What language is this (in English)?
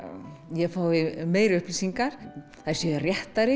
Icelandic